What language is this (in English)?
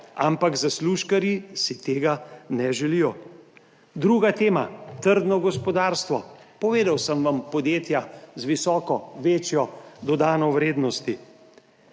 Slovenian